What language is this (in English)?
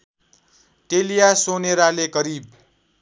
Nepali